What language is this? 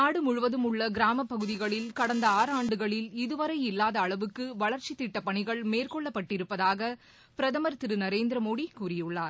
Tamil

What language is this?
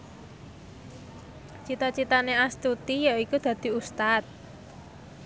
Javanese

